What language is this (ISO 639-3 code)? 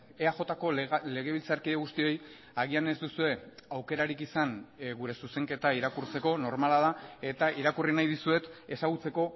eus